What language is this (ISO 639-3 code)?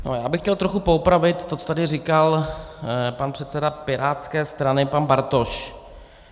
ces